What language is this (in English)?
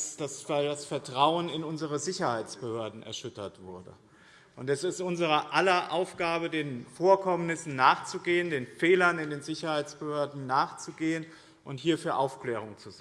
German